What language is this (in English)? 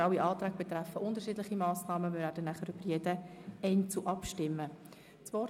Swiss German